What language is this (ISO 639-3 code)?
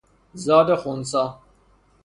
fas